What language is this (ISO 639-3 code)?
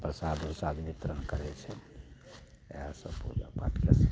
mai